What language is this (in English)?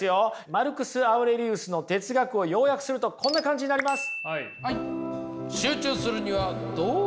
Japanese